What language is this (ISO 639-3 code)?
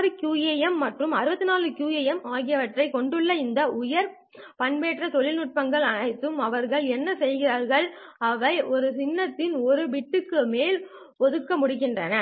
tam